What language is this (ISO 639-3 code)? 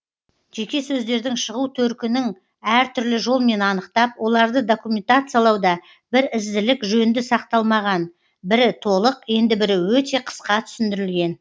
kaz